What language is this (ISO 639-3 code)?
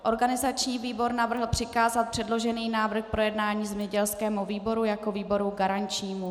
ces